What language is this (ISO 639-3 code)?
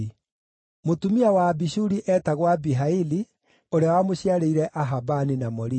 kik